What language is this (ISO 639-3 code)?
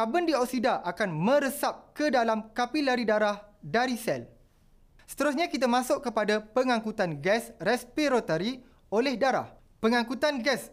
msa